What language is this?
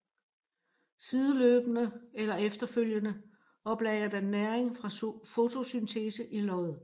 Danish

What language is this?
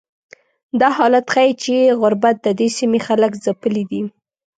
Pashto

